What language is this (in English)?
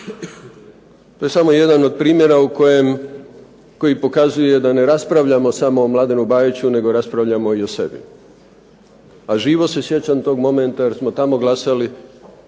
Croatian